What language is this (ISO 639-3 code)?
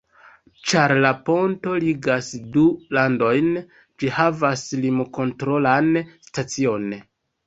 epo